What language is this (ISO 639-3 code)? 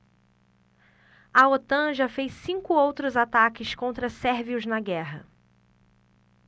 por